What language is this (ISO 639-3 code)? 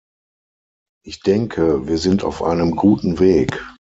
deu